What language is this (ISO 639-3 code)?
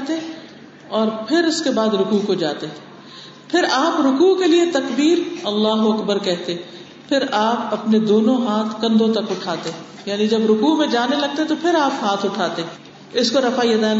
urd